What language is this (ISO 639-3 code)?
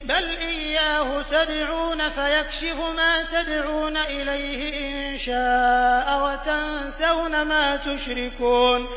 ara